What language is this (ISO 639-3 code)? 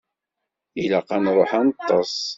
kab